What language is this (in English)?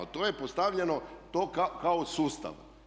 Croatian